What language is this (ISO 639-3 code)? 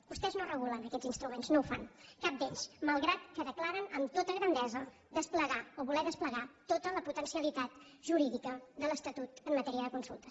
cat